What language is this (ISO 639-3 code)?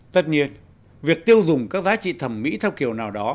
vie